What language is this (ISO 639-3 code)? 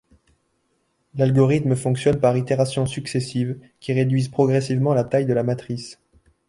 fra